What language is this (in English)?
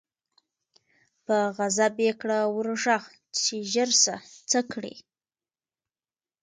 Pashto